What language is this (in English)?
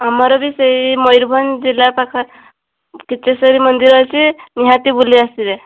Odia